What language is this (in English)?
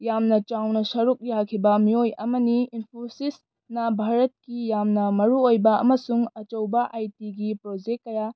Manipuri